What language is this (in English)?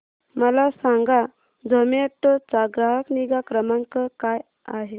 Marathi